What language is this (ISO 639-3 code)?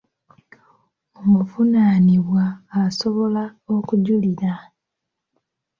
lug